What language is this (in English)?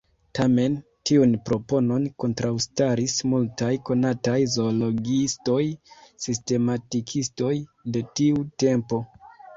Esperanto